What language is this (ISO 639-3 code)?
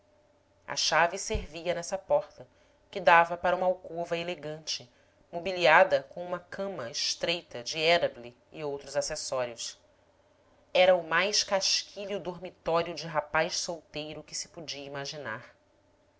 por